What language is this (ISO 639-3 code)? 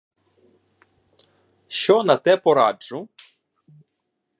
ukr